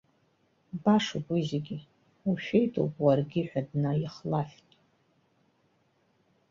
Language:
Abkhazian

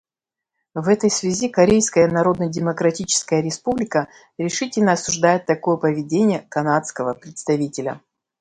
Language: Russian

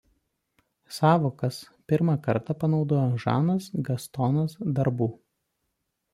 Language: Lithuanian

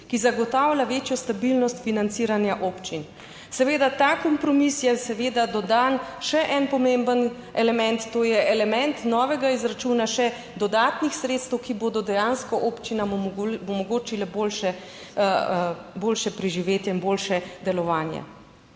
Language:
Slovenian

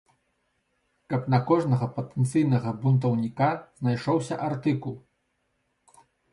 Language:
Belarusian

